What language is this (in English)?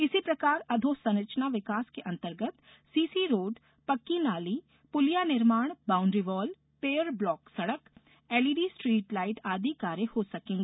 Hindi